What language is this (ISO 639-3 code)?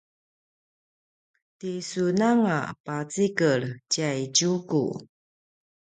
pwn